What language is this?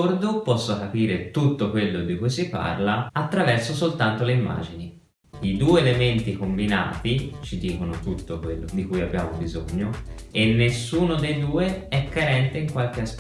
Italian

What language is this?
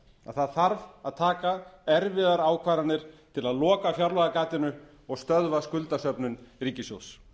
Icelandic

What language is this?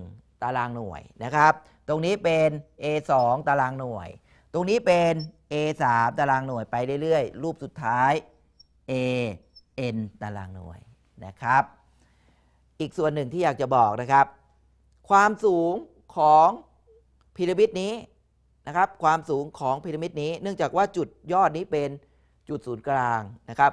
Thai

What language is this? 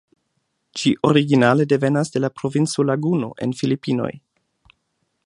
Esperanto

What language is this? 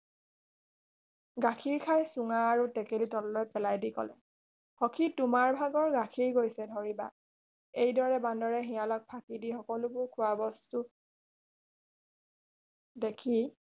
Assamese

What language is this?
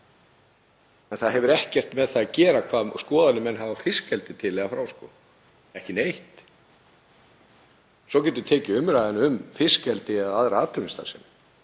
Icelandic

